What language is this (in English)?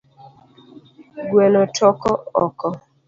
Luo (Kenya and Tanzania)